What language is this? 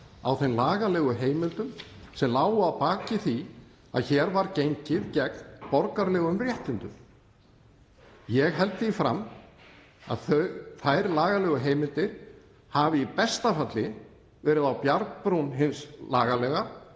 Icelandic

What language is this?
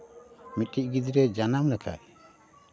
Santali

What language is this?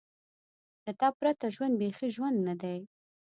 Pashto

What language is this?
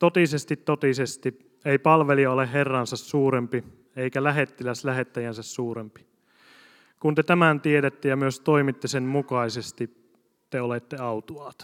Finnish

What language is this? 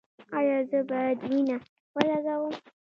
Pashto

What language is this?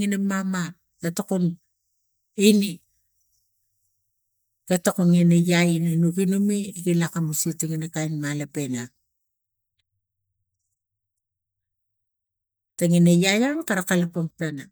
Tigak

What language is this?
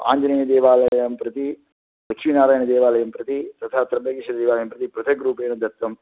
Sanskrit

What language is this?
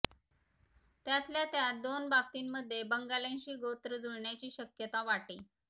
Marathi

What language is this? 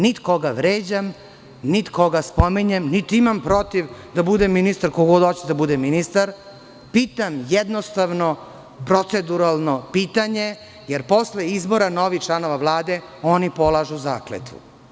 Serbian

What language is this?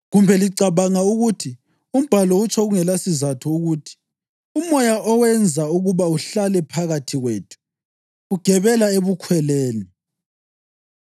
North Ndebele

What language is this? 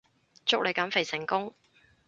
Cantonese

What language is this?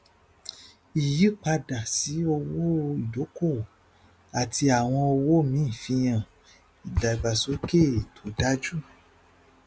Yoruba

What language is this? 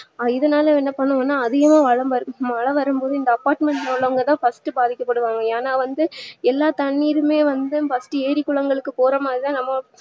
Tamil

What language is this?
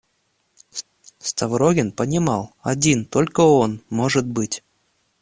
Russian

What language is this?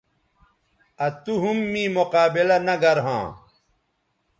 Bateri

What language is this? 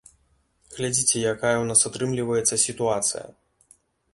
Belarusian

